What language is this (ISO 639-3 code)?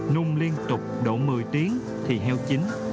vie